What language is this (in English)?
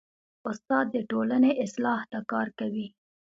Pashto